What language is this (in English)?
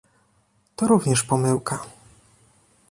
Polish